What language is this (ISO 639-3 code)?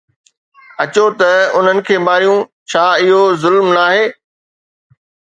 snd